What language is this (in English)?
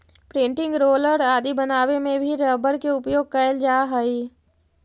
Magahi